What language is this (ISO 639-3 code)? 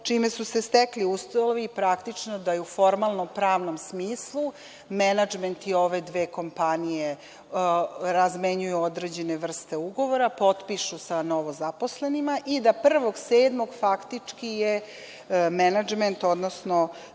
srp